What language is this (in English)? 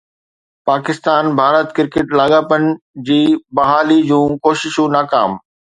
Sindhi